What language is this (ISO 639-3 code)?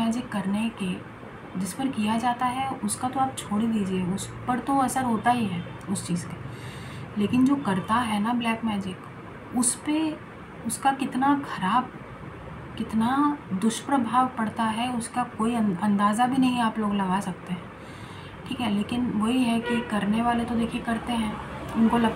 hin